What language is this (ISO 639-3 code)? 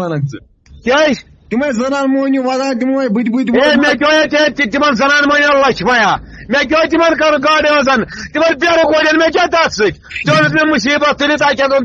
fas